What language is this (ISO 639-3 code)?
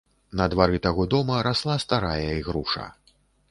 bel